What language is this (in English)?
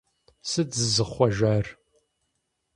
Kabardian